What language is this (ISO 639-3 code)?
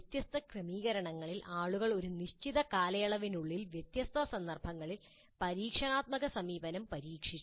mal